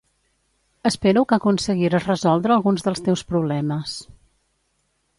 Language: Catalan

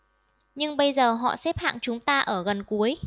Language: Vietnamese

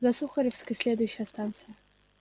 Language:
Russian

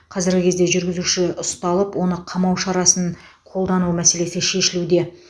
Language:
Kazakh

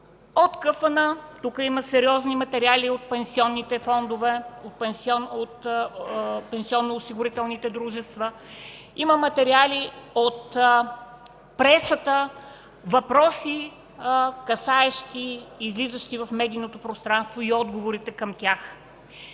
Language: Bulgarian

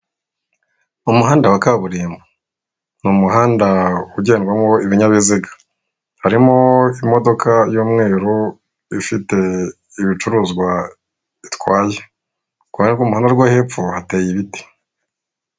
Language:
Kinyarwanda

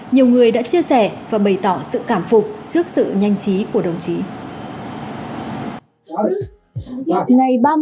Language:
Vietnamese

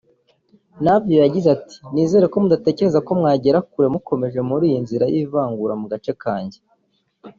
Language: Kinyarwanda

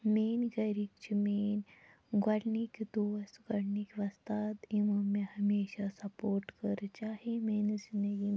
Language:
Kashmiri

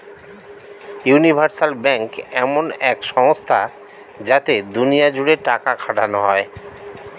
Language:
Bangla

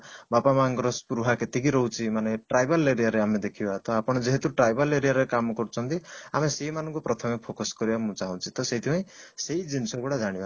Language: Odia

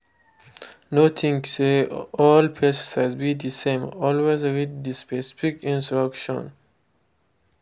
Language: Nigerian Pidgin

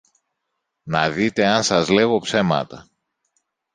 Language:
Greek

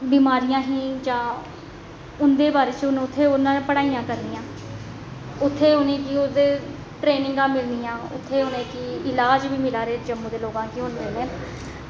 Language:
Dogri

